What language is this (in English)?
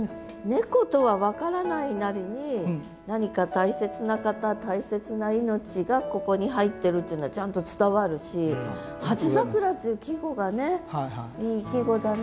Japanese